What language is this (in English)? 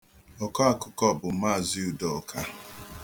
Igbo